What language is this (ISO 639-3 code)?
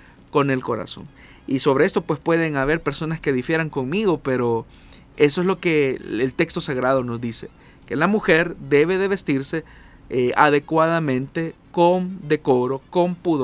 spa